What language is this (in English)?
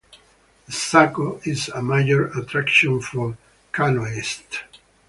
English